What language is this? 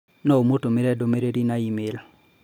Kikuyu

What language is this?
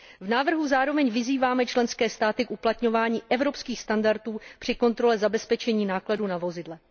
Czech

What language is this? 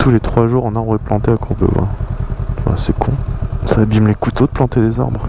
French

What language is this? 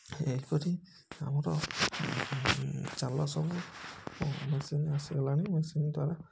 Odia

